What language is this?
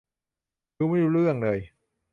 Thai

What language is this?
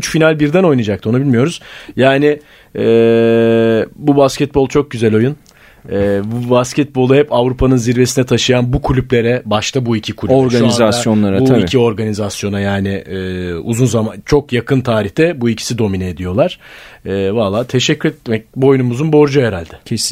Turkish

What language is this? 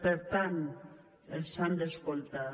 Catalan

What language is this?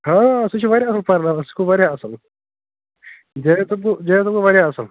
Kashmiri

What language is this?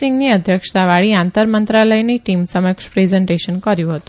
Gujarati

